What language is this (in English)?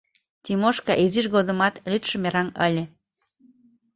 Mari